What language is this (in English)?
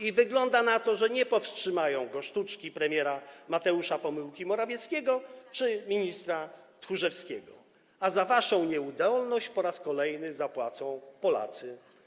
Polish